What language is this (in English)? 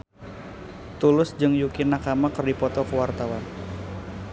Sundanese